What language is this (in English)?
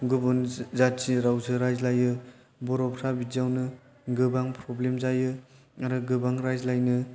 Bodo